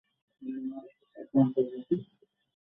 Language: Bangla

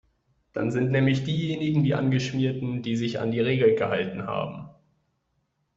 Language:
German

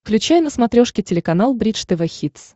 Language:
Russian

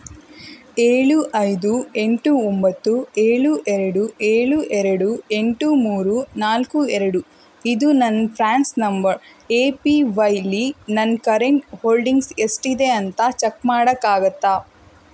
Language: Kannada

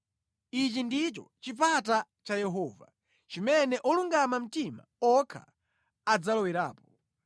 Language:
Nyanja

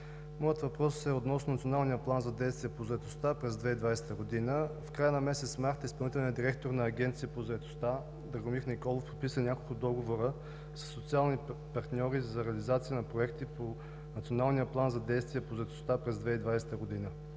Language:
Bulgarian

